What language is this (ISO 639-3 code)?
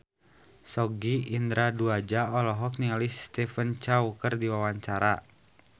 sun